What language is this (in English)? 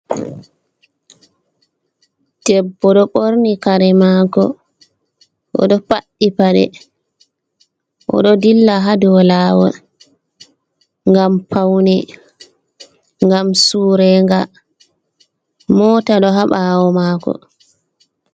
Fula